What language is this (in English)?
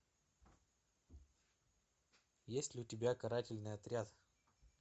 Russian